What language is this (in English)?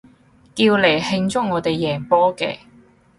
Cantonese